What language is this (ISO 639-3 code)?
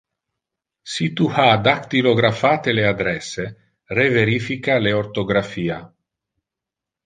ina